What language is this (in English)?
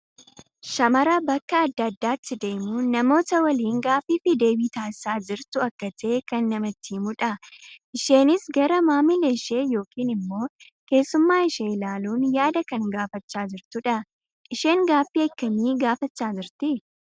Oromo